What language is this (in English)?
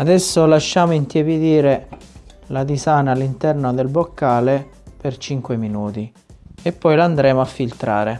Italian